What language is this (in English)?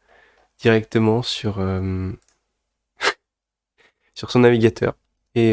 French